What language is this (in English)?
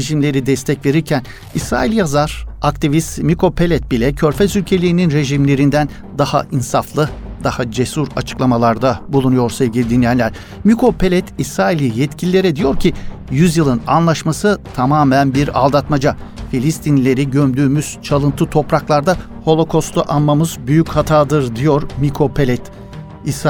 Turkish